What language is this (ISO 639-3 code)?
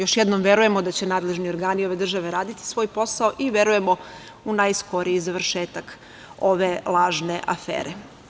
srp